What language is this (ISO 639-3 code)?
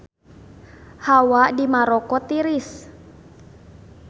sun